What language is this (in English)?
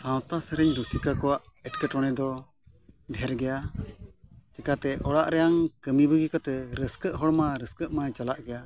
Santali